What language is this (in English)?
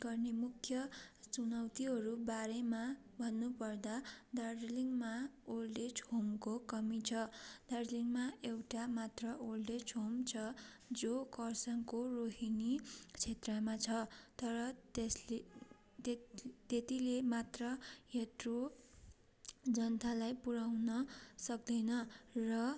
Nepali